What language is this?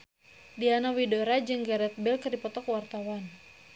Sundanese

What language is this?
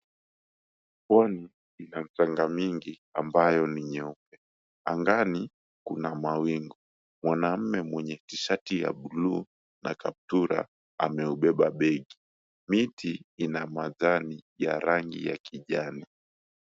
Swahili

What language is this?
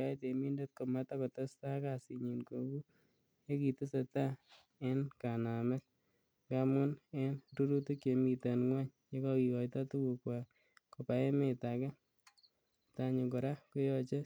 Kalenjin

